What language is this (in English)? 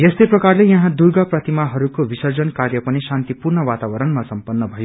Nepali